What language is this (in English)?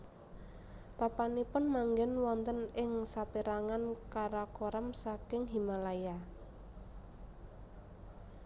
Javanese